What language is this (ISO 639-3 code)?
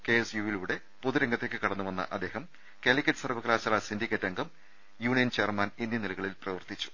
mal